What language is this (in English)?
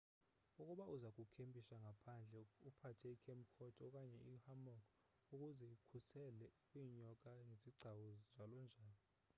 Xhosa